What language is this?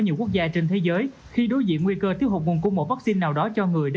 Vietnamese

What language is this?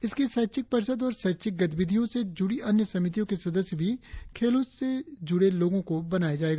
Hindi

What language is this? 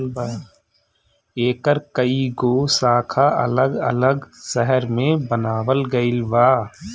Bhojpuri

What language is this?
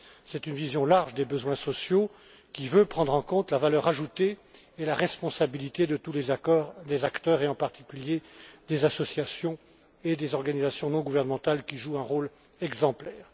French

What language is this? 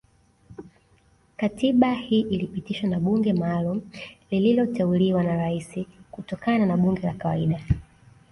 Swahili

